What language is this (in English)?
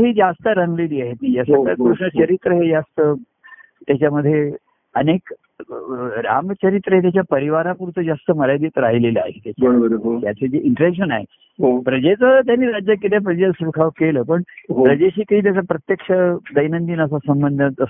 Marathi